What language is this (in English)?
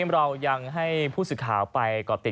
Thai